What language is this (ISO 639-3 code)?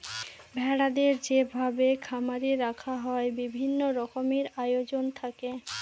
ben